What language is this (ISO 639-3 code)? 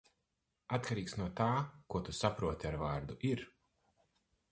lav